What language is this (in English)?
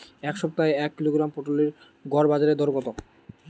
Bangla